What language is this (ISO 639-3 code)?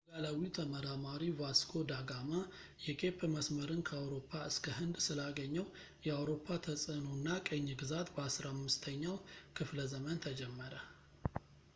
amh